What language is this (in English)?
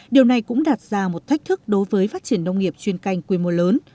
Vietnamese